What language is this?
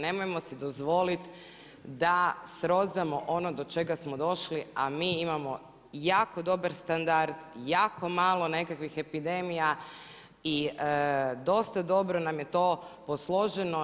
Croatian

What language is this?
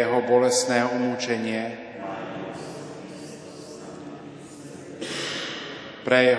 Slovak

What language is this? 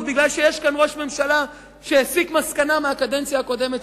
Hebrew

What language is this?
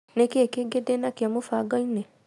Kikuyu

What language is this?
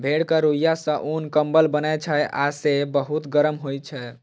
Maithili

